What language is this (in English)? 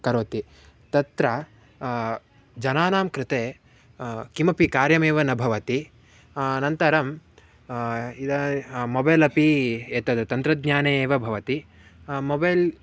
Sanskrit